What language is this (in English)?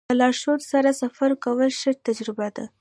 Pashto